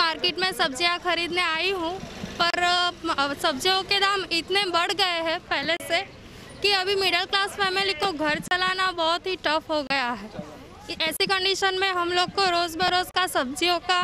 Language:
Hindi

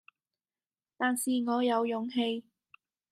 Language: Cantonese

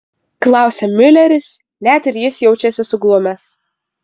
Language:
Lithuanian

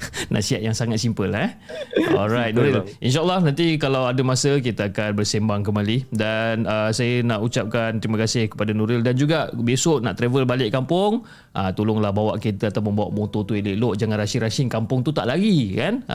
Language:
Malay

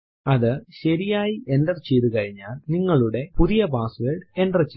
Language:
Malayalam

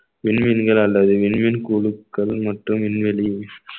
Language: Tamil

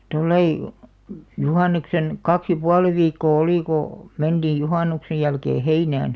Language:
Finnish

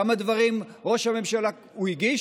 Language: Hebrew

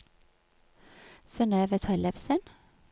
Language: Norwegian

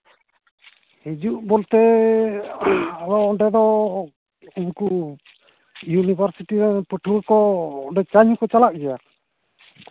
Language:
Santali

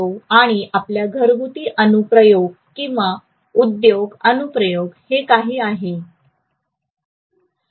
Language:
Marathi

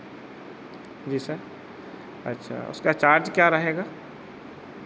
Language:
Hindi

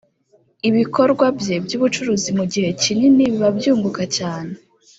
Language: Kinyarwanda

